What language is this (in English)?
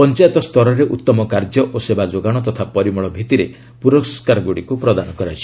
Odia